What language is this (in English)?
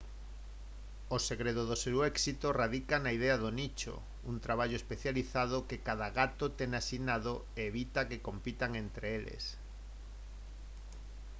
Galician